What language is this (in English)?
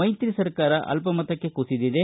Kannada